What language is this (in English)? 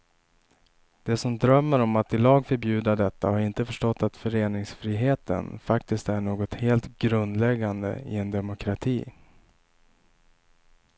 Swedish